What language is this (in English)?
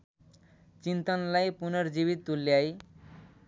Nepali